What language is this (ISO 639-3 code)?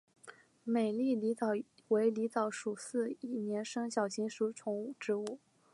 zho